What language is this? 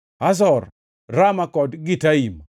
Luo (Kenya and Tanzania)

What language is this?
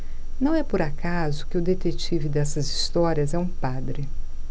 Portuguese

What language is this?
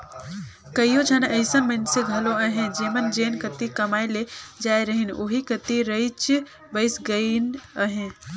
Chhattisgarhi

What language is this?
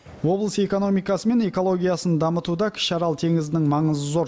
Kazakh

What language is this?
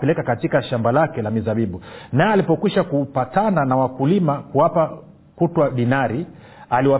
Swahili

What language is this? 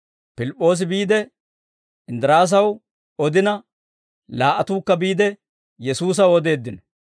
Dawro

